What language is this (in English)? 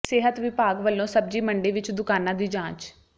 Punjabi